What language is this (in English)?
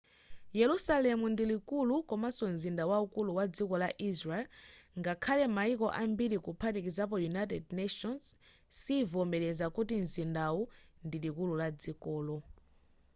Nyanja